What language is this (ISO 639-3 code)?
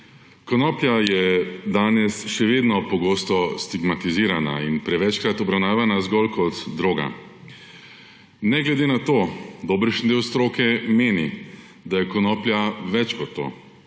slv